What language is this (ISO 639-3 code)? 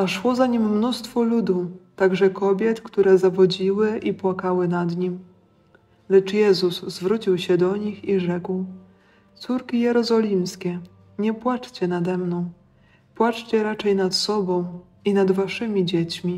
pol